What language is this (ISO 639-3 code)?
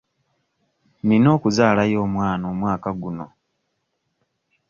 lug